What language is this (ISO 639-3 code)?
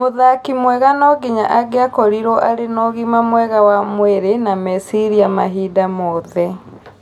kik